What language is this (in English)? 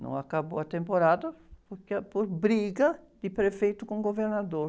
Portuguese